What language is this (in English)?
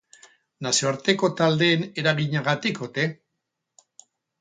Basque